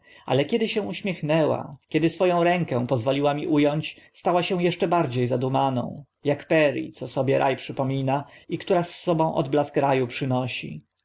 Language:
Polish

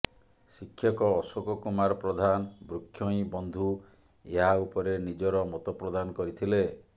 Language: Odia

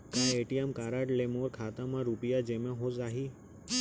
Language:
Chhattisgarhi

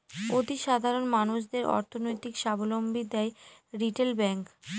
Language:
Bangla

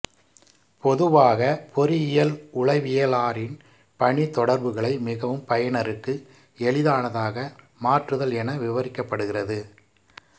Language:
Tamil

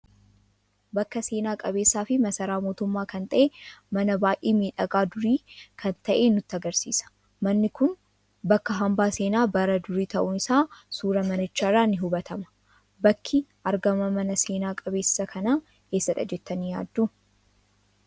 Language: Oromo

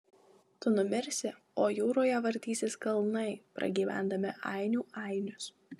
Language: Lithuanian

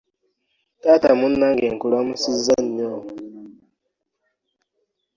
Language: Ganda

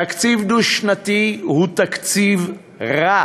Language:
Hebrew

